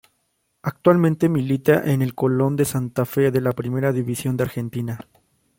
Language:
Spanish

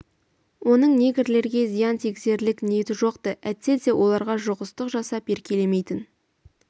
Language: Kazakh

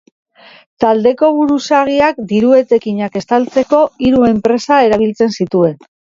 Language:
Basque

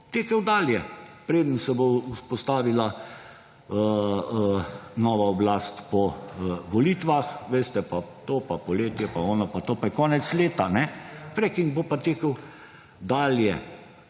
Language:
Slovenian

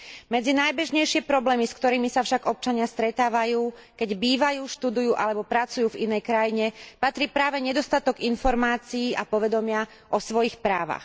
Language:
Slovak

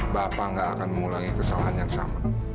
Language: Indonesian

